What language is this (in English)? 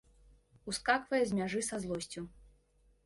Belarusian